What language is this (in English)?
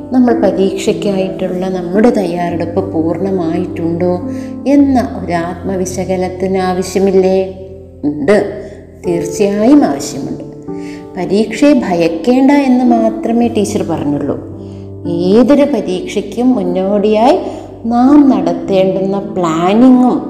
Malayalam